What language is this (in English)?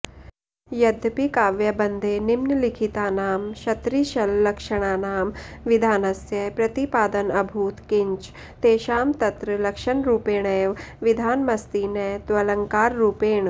Sanskrit